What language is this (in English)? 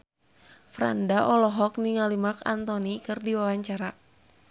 Sundanese